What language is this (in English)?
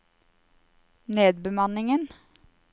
Norwegian